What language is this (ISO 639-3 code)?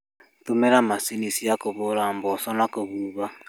kik